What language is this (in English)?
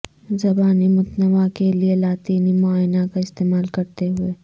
Urdu